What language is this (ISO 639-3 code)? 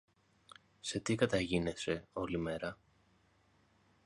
ell